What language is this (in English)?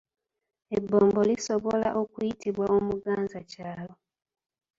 Ganda